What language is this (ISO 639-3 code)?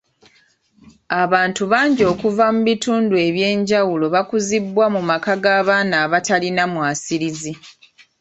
lug